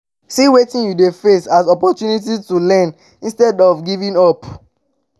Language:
Nigerian Pidgin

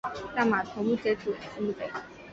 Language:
Chinese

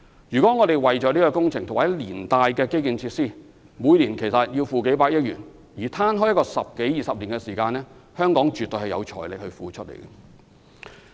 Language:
Cantonese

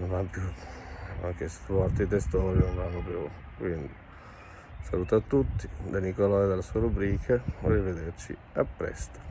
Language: Italian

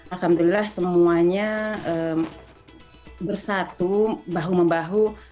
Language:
Indonesian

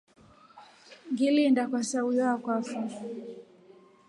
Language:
Rombo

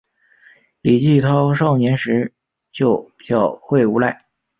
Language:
Chinese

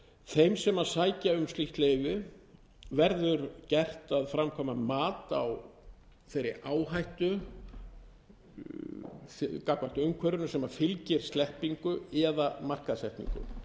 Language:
Icelandic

